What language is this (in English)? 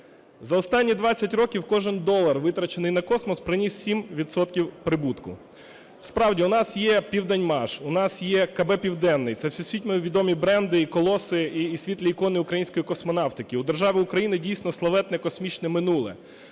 Ukrainian